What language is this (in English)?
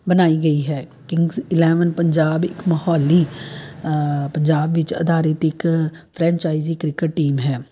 Punjabi